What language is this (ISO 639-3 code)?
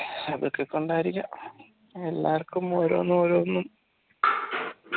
mal